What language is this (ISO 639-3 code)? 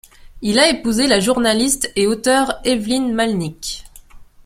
fra